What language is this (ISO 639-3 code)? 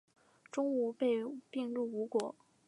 zho